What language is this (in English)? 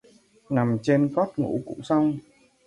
Vietnamese